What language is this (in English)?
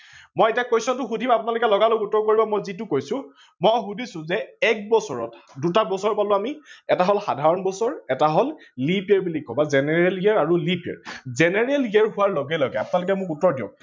Assamese